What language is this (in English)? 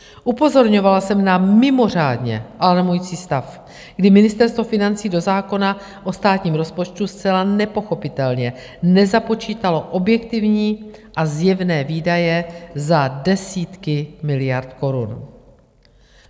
Czech